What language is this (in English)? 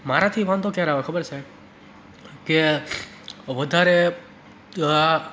Gujarati